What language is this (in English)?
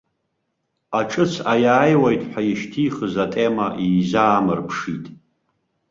Abkhazian